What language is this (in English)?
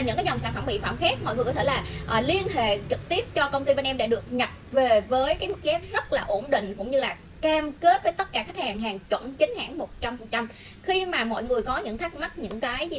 Vietnamese